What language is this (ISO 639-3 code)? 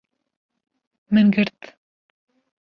kur